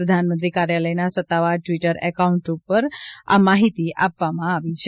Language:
Gujarati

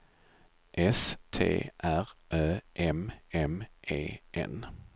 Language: Swedish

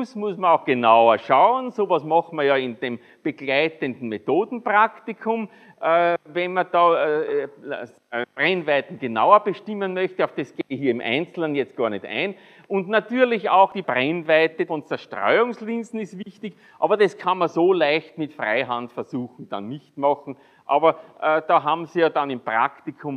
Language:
German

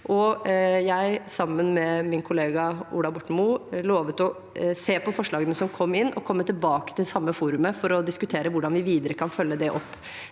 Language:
Norwegian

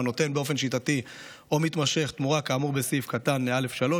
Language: Hebrew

